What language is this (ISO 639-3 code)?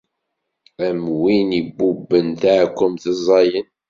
kab